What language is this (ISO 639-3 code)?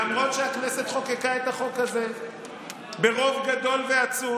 heb